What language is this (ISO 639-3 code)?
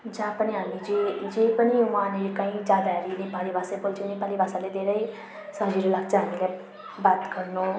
nep